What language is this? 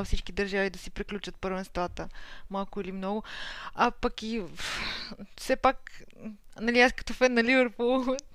Bulgarian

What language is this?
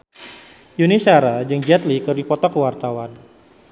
Sundanese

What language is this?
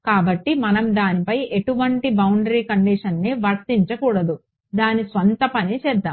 Telugu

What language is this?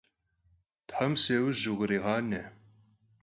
Kabardian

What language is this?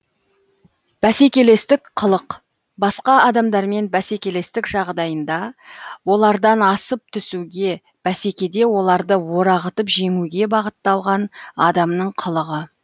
Kazakh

